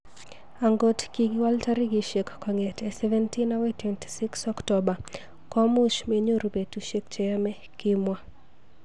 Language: Kalenjin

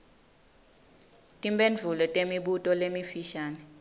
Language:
Swati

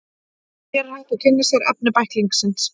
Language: Icelandic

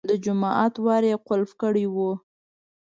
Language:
Pashto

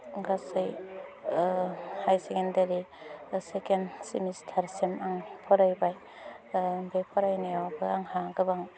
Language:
Bodo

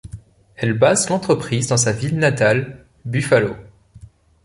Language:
French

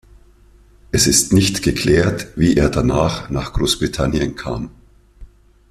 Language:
German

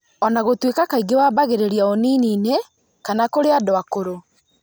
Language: Kikuyu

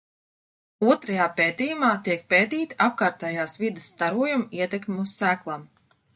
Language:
Latvian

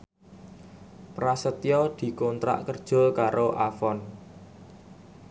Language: Javanese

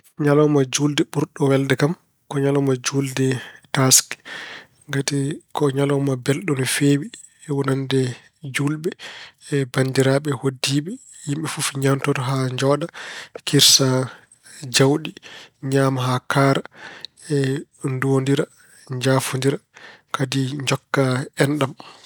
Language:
Fula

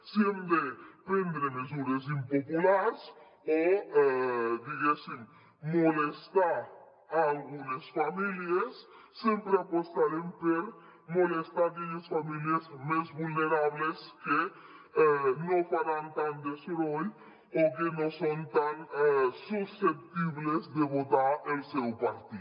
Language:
Catalan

